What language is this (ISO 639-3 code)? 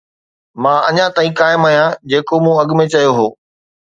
snd